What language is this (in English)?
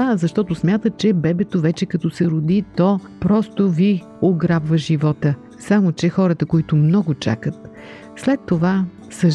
Bulgarian